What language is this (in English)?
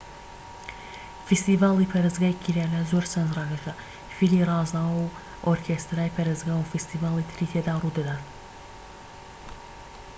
Central Kurdish